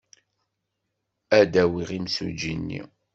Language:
Kabyle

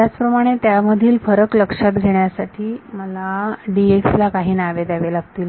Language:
Marathi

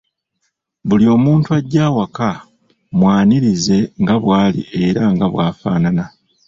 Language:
Ganda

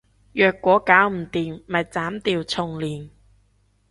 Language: Cantonese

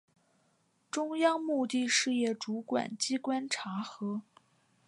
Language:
Chinese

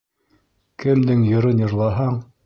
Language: Bashkir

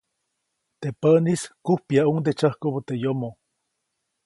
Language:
Copainalá Zoque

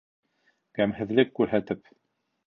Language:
Bashkir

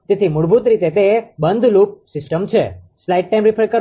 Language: Gujarati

